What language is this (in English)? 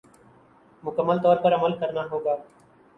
Urdu